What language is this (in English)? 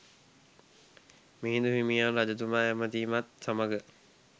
Sinhala